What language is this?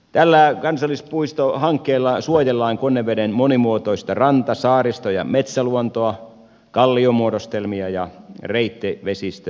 Finnish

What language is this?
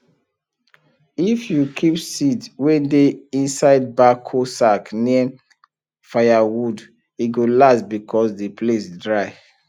Nigerian Pidgin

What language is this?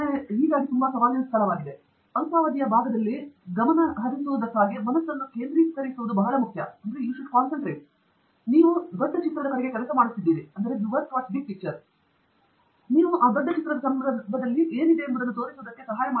Kannada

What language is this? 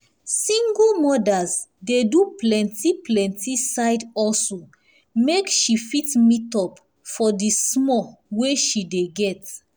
Nigerian Pidgin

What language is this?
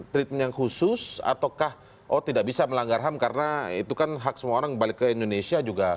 Indonesian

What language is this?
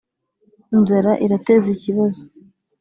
Kinyarwanda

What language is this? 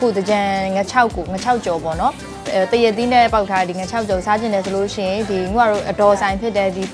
Thai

